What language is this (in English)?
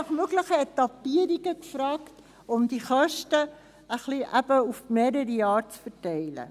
Swiss German